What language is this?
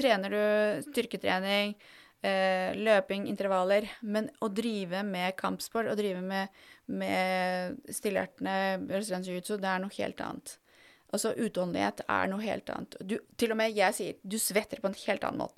Swedish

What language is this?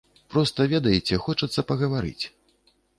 Belarusian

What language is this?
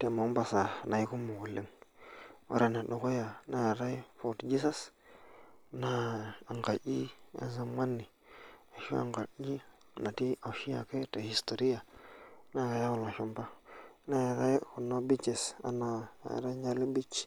Masai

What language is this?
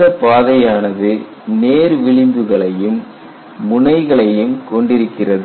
Tamil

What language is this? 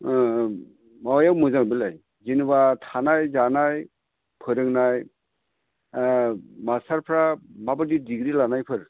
Bodo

